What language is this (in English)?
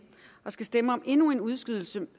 Danish